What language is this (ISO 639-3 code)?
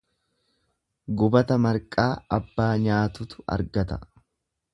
orm